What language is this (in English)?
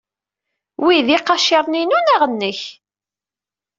Kabyle